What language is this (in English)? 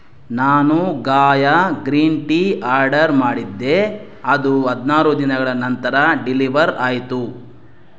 Kannada